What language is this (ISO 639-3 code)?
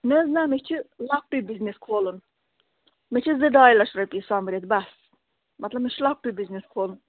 kas